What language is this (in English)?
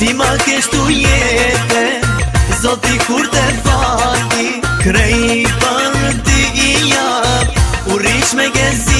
Romanian